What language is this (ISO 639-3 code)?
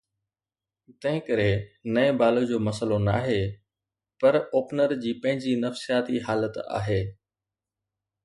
snd